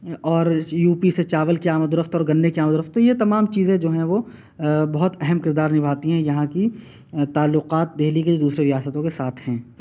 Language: Urdu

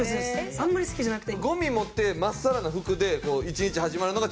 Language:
Japanese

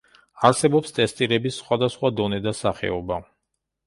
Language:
Georgian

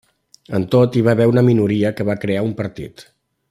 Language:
Catalan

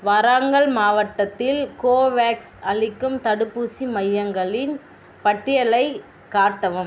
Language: Tamil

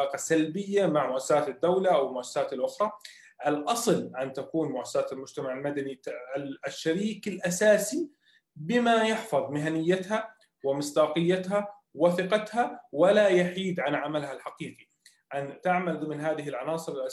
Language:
Arabic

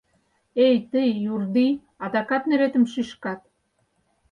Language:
Mari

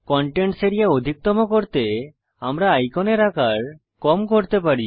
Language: Bangla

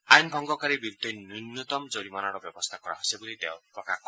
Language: Assamese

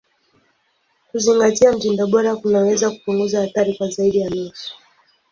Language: Swahili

